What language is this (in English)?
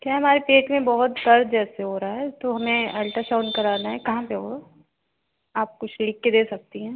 Hindi